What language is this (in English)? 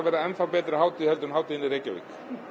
Icelandic